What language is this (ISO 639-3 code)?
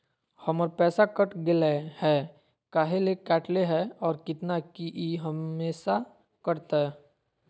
mag